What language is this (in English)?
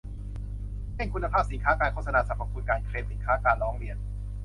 Thai